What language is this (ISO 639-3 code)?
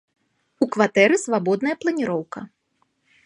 bel